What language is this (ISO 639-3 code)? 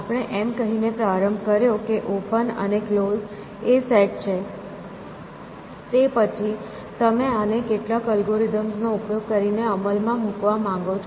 guj